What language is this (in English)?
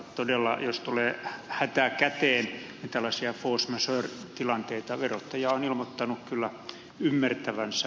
Finnish